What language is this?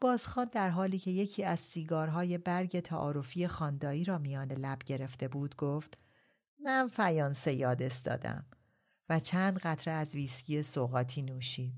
Persian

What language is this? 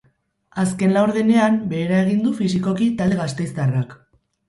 Basque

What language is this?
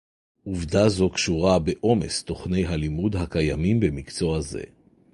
Hebrew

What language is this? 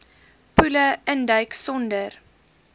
Afrikaans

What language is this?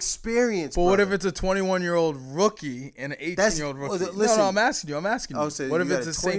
English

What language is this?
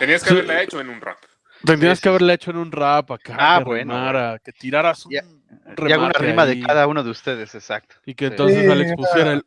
Spanish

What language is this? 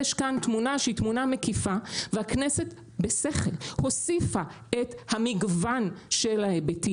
Hebrew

